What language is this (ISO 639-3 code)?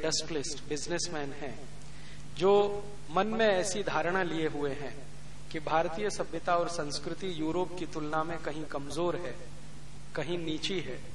hin